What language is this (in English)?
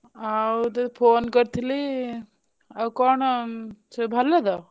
Odia